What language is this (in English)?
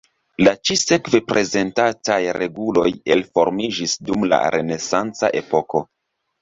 Esperanto